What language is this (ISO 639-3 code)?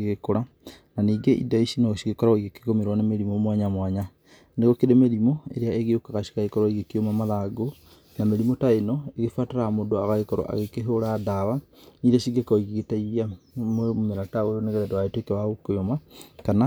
kik